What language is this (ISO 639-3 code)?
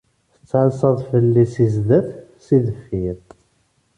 kab